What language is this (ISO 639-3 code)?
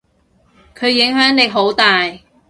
yue